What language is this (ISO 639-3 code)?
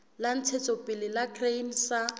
sot